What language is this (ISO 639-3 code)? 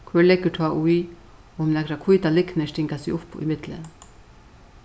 fao